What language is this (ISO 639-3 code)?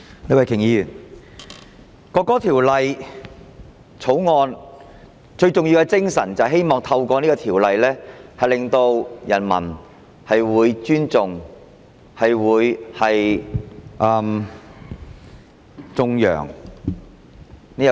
yue